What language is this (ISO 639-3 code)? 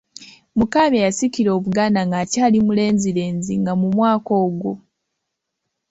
lug